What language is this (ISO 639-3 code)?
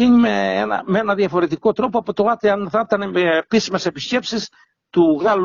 ell